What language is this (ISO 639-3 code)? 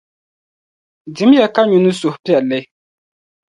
dag